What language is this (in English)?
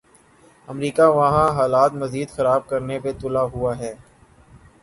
Urdu